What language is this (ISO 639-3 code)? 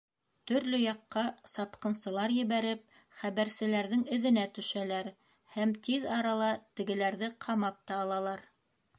bak